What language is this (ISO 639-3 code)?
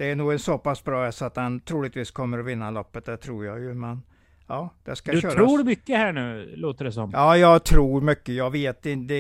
swe